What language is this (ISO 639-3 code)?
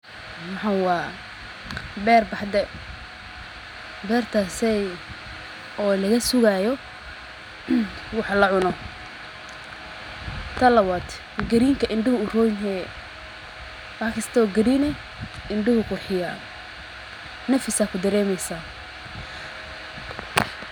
som